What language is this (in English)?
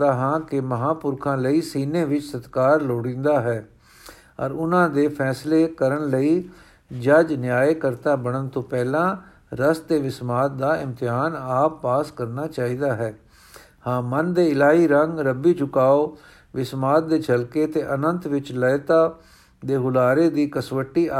Punjabi